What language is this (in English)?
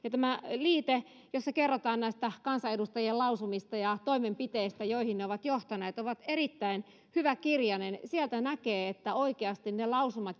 Finnish